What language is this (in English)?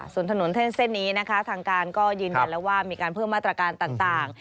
Thai